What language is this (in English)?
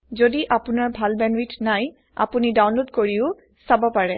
Assamese